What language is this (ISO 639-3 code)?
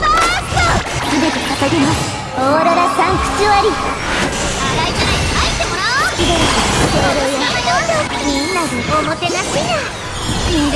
jpn